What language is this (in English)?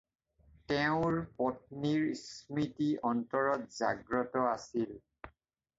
Assamese